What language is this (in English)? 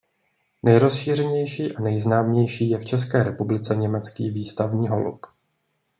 Czech